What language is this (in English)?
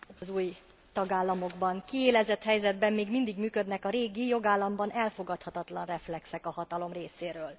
Hungarian